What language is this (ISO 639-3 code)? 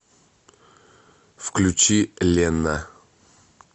rus